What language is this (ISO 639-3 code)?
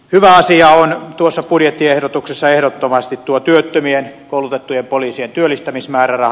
fin